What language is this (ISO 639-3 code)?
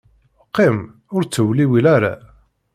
kab